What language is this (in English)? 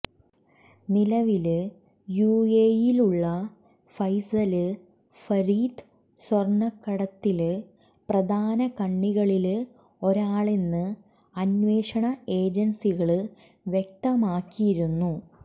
Malayalam